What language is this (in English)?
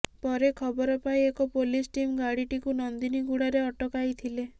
Odia